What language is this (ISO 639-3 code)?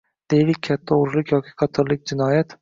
uzb